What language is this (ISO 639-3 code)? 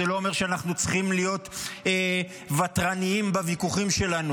heb